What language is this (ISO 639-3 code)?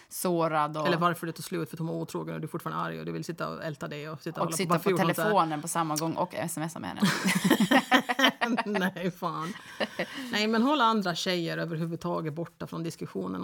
swe